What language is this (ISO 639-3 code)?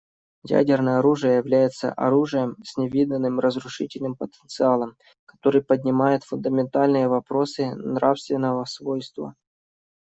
rus